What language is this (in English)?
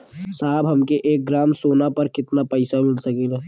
Bhojpuri